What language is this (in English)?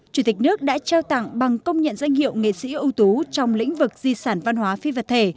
Vietnamese